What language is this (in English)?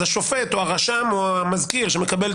Hebrew